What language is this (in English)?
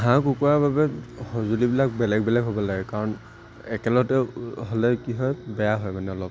Assamese